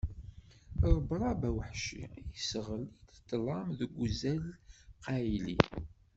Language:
Kabyle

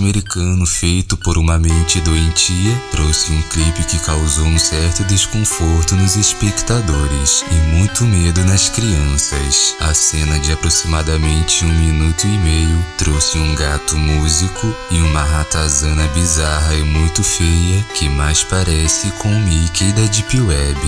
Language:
Portuguese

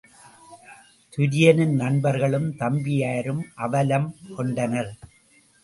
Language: Tamil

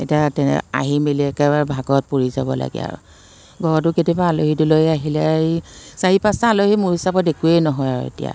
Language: Assamese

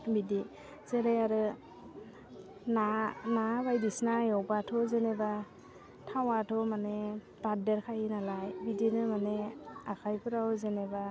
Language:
Bodo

